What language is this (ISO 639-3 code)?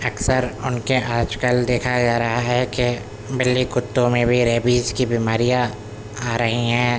urd